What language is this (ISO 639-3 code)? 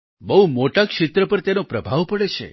guj